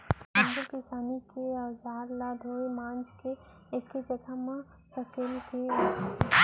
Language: Chhattisgarhi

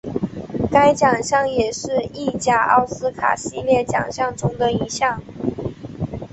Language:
Chinese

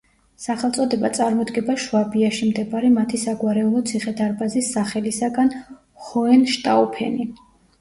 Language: Georgian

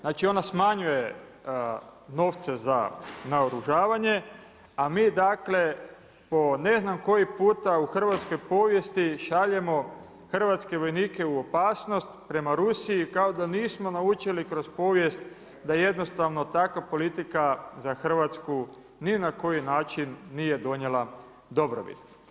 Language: Croatian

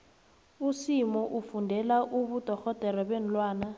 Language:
South Ndebele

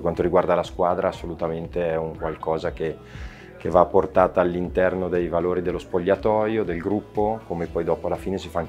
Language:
Italian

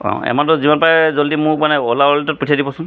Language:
Assamese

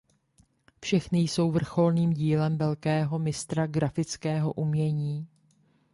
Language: Czech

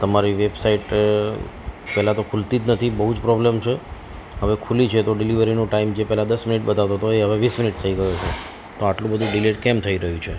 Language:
Gujarati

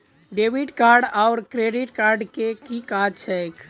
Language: Maithili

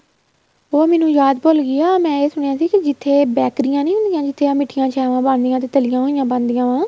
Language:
Punjabi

